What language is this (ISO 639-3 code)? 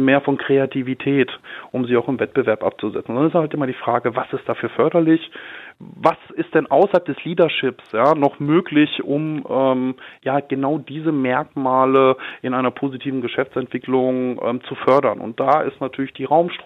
deu